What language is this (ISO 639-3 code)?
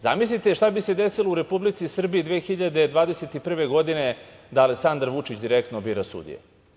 srp